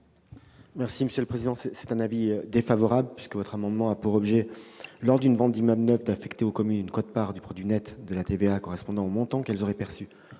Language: French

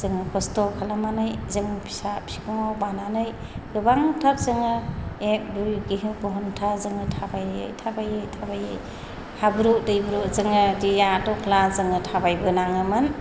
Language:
Bodo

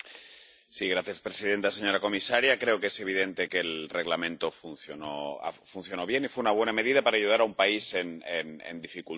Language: Spanish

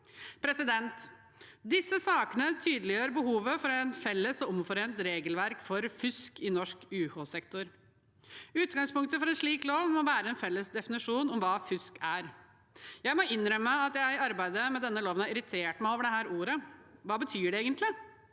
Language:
Norwegian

